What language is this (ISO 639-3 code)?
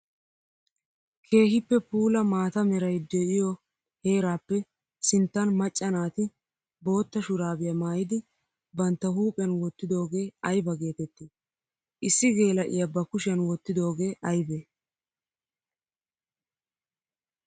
wal